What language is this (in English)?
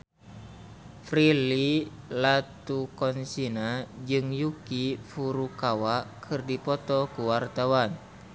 Sundanese